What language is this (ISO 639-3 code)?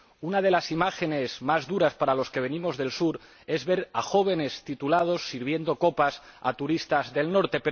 spa